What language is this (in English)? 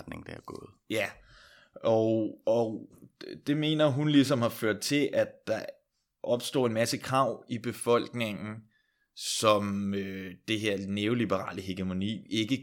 Danish